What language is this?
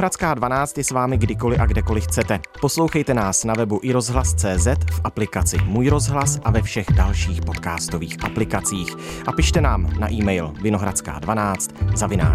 Czech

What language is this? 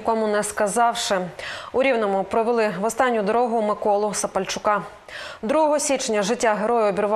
Ukrainian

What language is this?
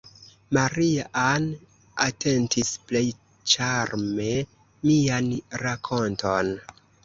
Esperanto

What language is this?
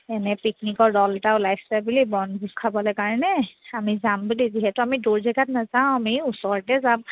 Assamese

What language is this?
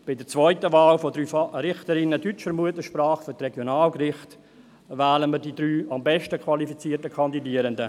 Swiss German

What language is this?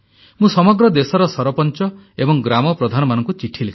Odia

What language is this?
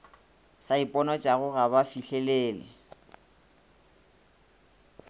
Northern Sotho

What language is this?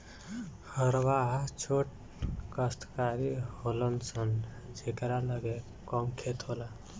Bhojpuri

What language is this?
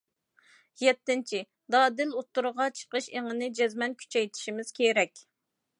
Uyghur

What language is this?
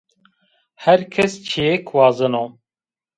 Zaza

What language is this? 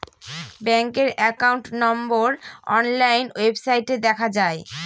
Bangla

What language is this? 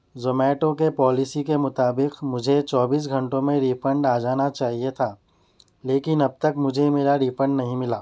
Urdu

